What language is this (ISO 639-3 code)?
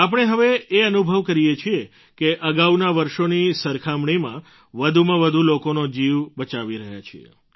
guj